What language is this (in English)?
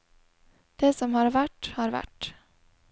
Norwegian